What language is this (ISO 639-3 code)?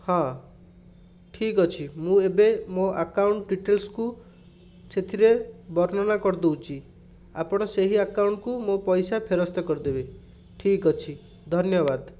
ori